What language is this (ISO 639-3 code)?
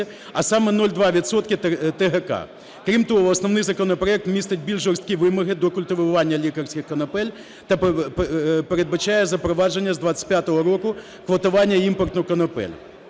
ukr